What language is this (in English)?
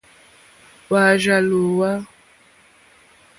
Mokpwe